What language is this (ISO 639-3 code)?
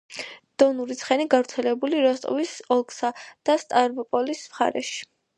kat